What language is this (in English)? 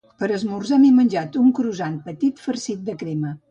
Catalan